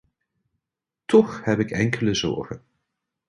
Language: Dutch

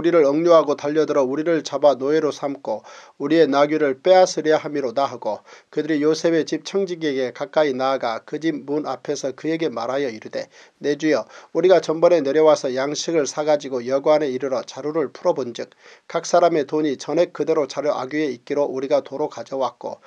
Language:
Korean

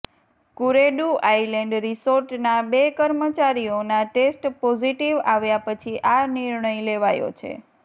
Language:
Gujarati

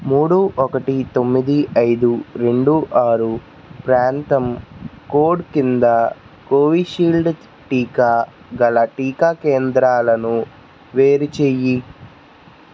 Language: Telugu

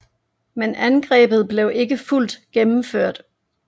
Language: Danish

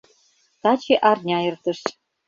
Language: Mari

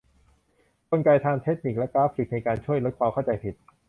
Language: Thai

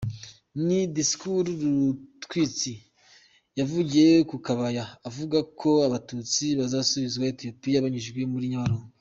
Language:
Kinyarwanda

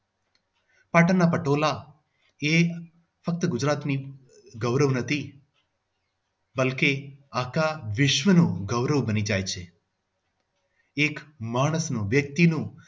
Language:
Gujarati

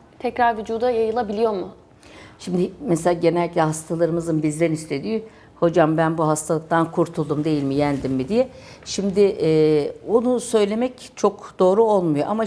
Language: Turkish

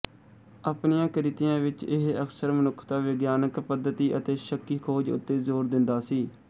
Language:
Punjabi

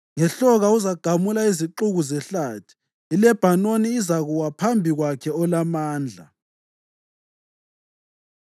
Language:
North Ndebele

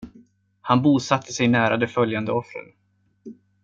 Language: Swedish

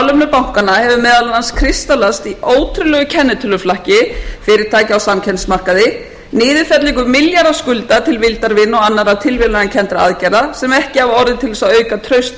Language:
Icelandic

